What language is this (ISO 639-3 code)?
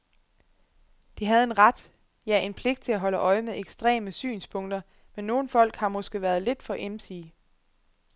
dan